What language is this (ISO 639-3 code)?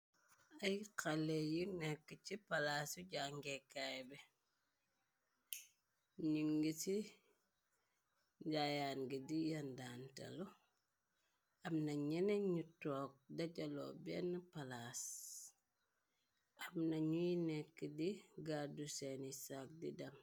wol